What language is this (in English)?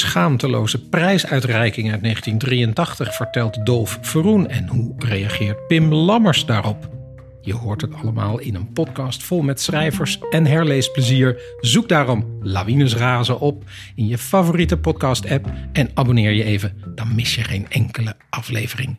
Dutch